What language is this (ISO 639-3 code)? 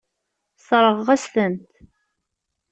kab